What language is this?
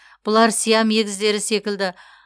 Kazakh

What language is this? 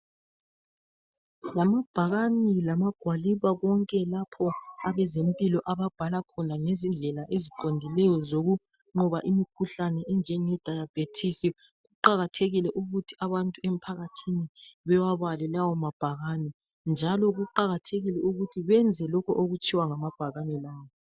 North Ndebele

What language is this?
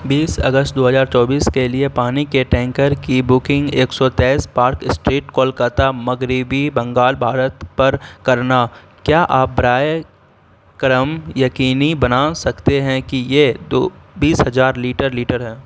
Urdu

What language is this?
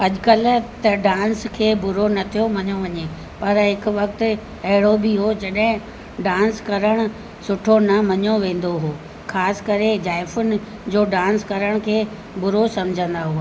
Sindhi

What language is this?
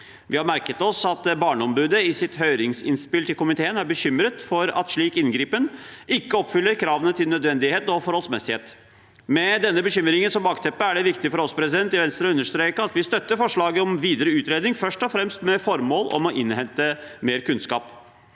Norwegian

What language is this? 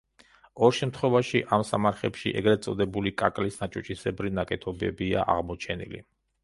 Georgian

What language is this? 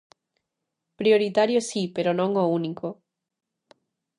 Galician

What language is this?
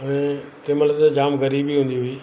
Sindhi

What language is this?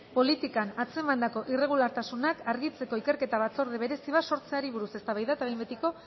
Basque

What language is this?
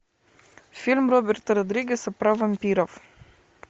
Russian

